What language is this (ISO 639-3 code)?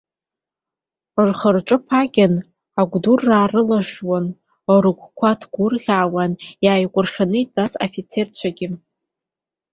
abk